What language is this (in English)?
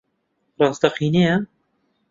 Central Kurdish